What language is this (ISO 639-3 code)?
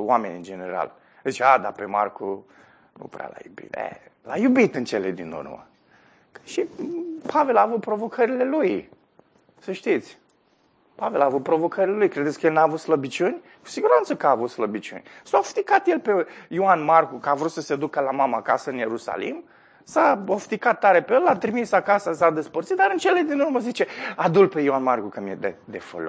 ron